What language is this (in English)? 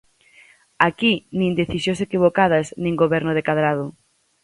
Galician